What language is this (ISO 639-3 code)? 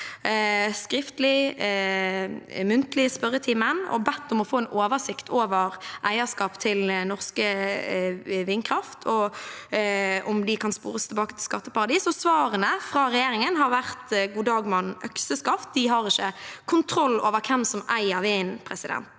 nor